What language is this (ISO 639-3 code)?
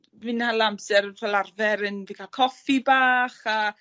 cym